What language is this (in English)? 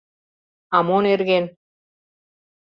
Mari